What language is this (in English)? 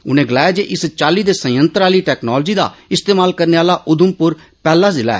Dogri